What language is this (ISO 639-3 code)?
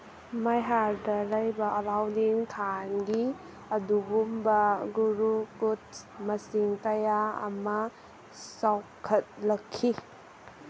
mni